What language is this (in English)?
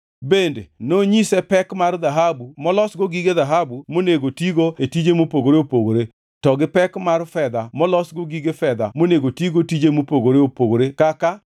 Luo (Kenya and Tanzania)